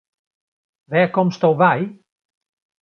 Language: Western Frisian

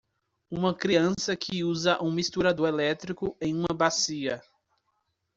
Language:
Portuguese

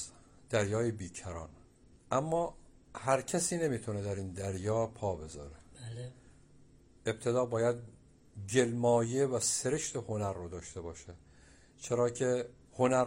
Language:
Persian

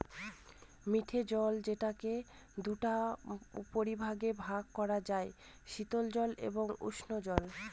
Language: Bangla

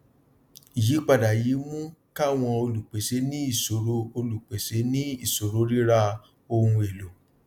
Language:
Yoruba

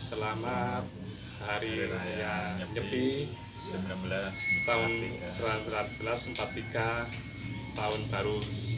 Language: Indonesian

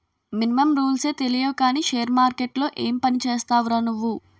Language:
Telugu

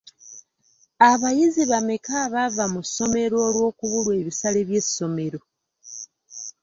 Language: Ganda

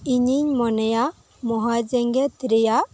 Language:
Santali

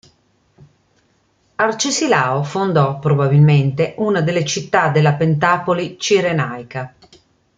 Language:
Italian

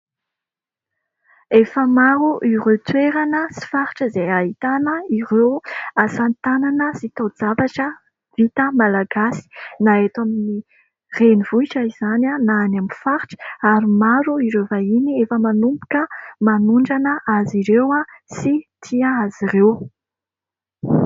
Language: Malagasy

